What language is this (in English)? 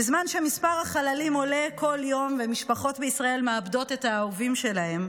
Hebrew